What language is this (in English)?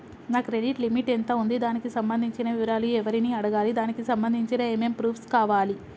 Telugu